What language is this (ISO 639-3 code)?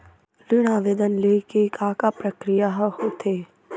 hne